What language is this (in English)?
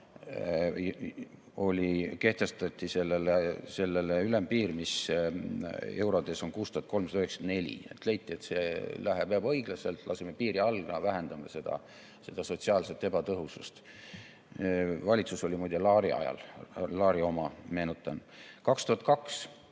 Estonian